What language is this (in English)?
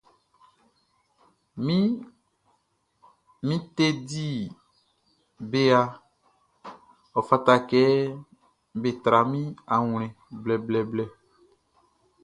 Baoulé